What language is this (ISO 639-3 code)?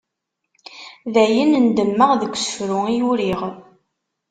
kab